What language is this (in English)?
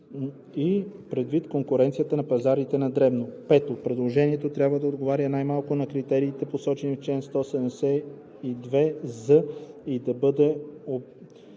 Bulgarian